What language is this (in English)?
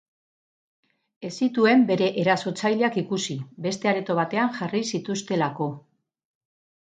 Basque